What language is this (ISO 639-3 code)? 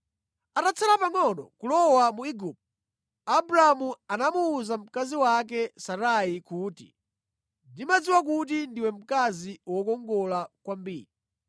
nya